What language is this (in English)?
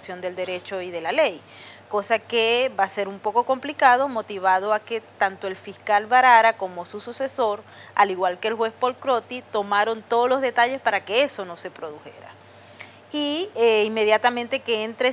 Spanish